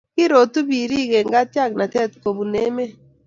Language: Kalenjin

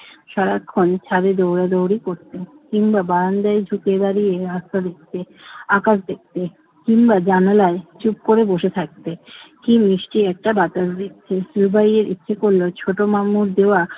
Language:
Bangla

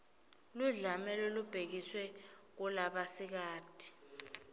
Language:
Swati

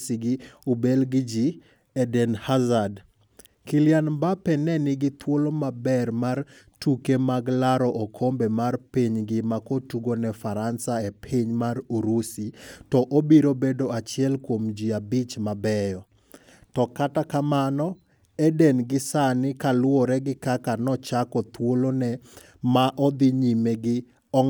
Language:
Luo (Kenya and Tanzania)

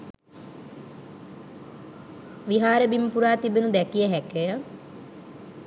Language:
Sinhala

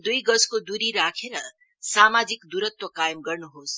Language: Nepali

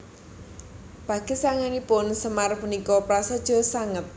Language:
Javanese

